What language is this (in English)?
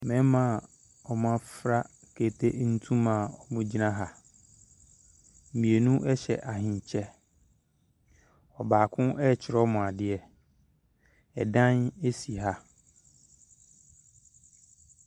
Akan